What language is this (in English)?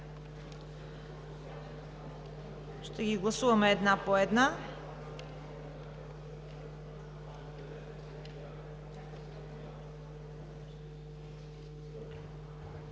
Bulgarian